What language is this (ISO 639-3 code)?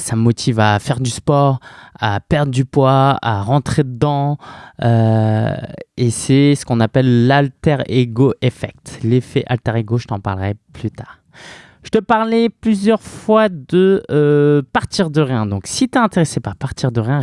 fra